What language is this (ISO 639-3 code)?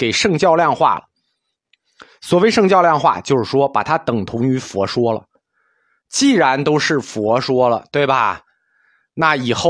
zho